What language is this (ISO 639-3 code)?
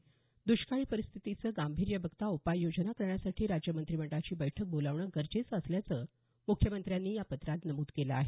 mar